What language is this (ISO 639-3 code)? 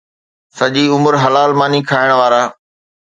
snd